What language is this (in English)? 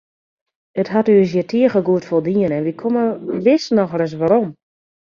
Western Frisian